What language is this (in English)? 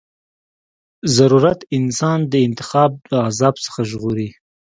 Pashto